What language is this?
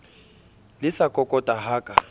Southern Sotho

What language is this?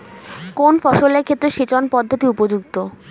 Bangla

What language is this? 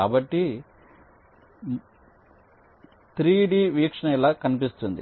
Telugu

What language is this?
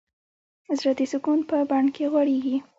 Pashto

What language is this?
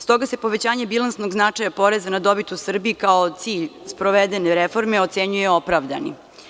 Serbian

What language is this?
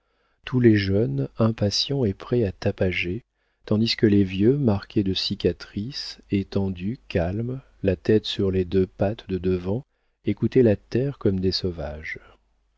French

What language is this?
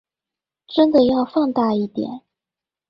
Chinese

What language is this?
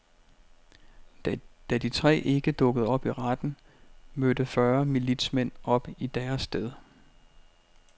Danish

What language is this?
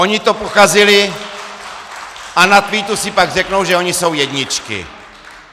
Czech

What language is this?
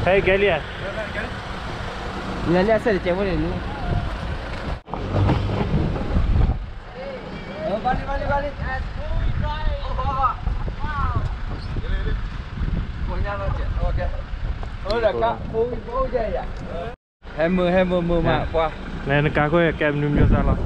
Thai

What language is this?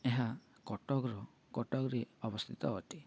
Odia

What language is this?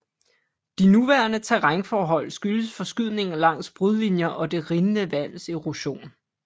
Danish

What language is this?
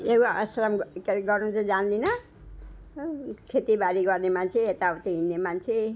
Nepali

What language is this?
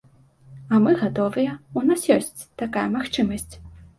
Belarusian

